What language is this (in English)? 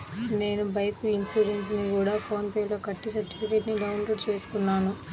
Telugu